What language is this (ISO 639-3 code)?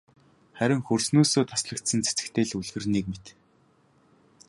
mon